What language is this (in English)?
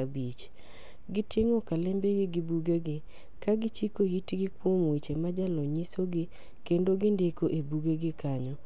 Luo (Kenya and Tanzania)